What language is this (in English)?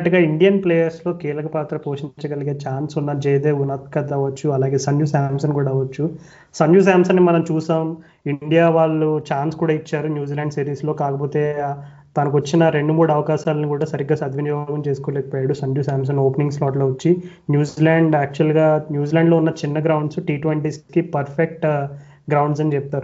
Telugu